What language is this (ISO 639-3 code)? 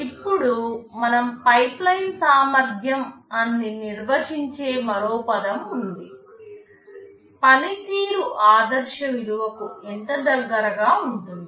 tel